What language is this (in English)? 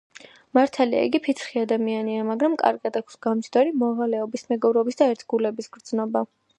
Georgian